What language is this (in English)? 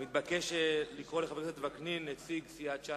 Hebrew